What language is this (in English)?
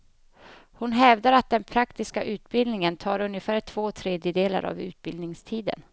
Swedish